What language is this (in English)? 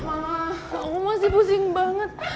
Indonesian